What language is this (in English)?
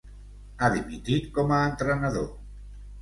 Catalan